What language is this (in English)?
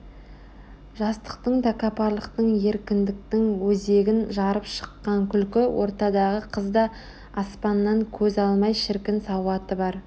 Kazakh